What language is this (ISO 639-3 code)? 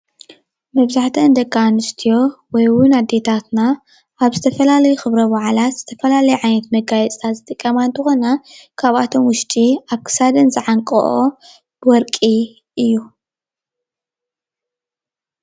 tir